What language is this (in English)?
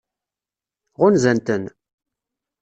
Kabyle